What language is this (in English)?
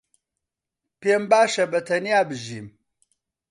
Central Kurdish